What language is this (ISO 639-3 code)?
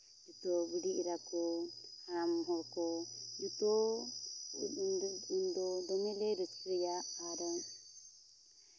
sat